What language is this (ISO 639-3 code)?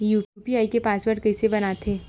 hne